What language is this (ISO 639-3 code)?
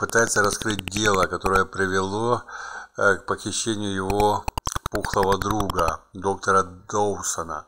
rus